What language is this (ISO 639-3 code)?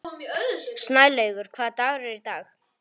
isl